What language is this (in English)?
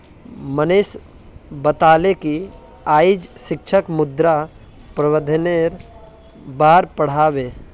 Magahi